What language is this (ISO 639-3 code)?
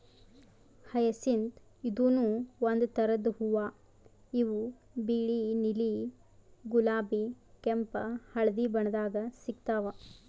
kan